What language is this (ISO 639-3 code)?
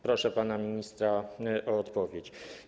pol